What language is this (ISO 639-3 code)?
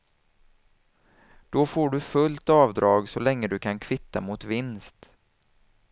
swe